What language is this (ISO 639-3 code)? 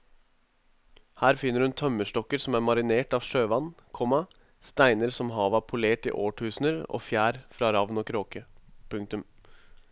nor